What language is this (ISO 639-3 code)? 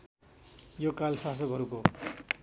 nep